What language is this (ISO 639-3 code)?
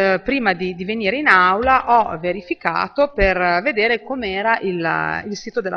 ita